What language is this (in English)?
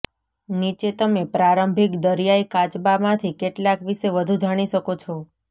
Gujarati